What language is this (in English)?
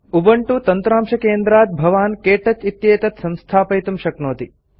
Sanskrit